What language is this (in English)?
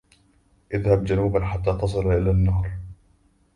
Arabic